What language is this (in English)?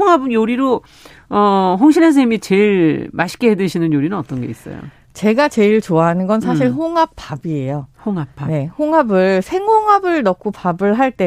Korean